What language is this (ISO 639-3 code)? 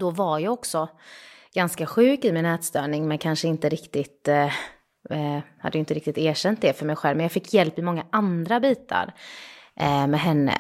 swe